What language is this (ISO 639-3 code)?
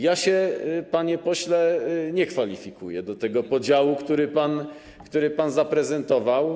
pol